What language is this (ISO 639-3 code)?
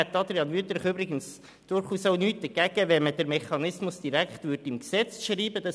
gsw